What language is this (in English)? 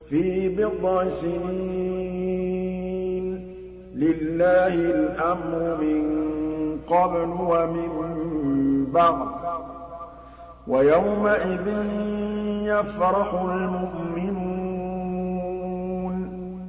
Arabic